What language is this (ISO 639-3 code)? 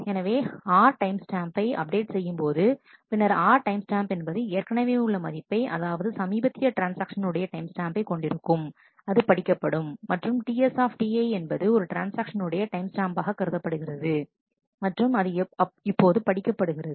tam